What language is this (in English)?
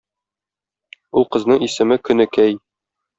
Tatar